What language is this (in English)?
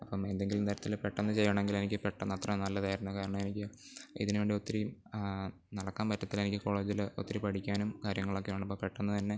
Malayalam